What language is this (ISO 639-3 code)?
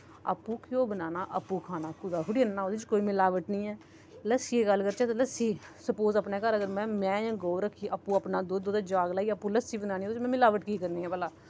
doi